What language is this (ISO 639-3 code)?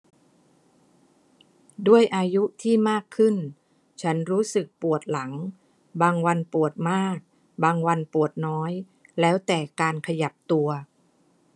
tha